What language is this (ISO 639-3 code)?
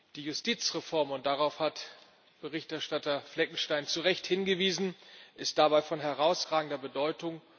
deu